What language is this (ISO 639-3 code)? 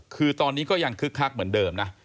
tha